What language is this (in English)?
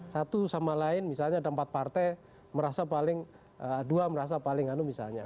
Indonesian